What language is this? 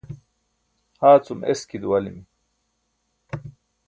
Burushaski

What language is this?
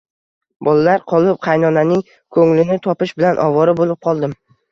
Uzbek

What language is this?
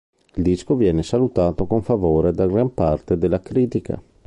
Italian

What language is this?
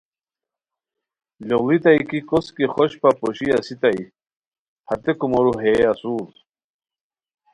Khowar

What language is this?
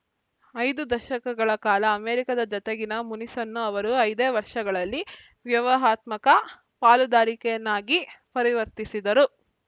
Kannada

